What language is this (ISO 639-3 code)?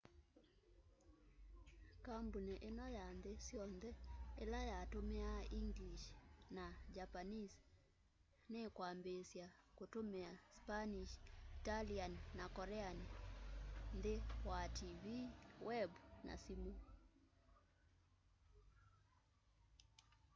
kam